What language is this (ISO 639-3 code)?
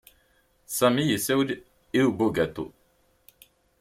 kab